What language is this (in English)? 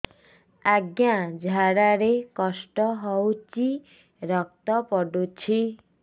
Odia